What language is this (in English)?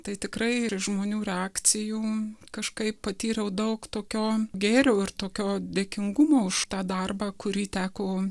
Lithuanian